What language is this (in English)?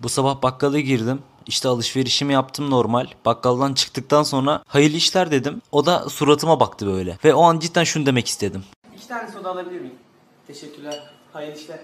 Turkish